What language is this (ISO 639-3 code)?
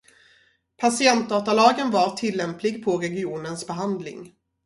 swe